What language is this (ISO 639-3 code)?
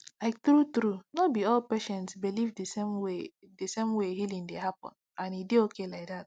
pcm